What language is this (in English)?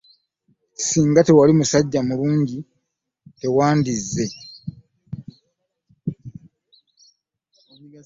Ganda